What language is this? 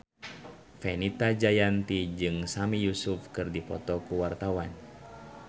Sundanese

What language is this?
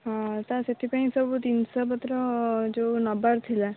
Odia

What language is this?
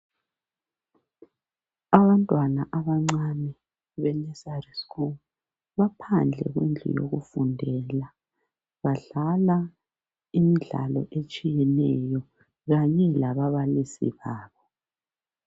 North Ndebele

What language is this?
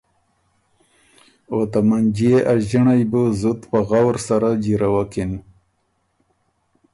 Ormuri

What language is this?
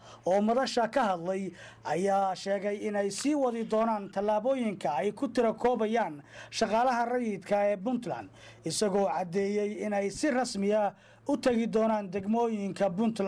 Arabic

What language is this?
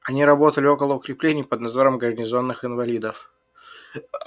Russian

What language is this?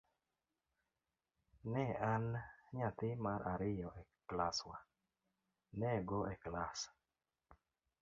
Luo (Kenya and Tanzania)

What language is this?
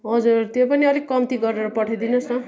Nepali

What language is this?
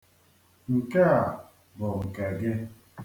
Igbo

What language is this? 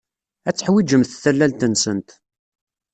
Kabyle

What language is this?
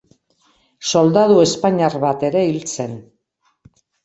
Basque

